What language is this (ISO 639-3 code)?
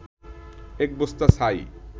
ben